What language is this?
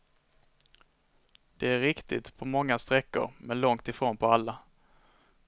Swedish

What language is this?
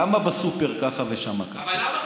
Hebrew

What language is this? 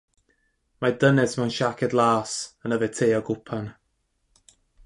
Welsh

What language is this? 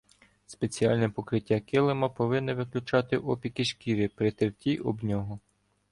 Ukrainian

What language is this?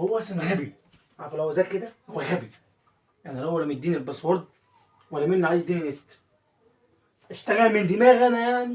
Arabic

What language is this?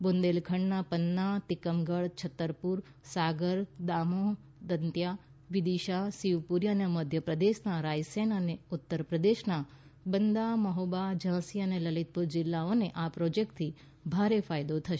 Gujarati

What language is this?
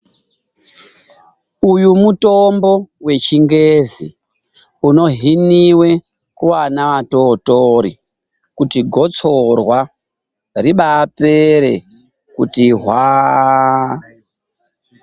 Ndau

